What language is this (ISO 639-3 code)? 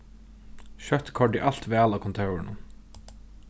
fao